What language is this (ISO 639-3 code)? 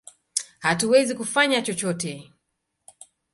swa